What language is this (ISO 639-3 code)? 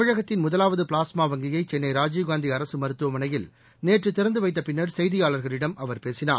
tam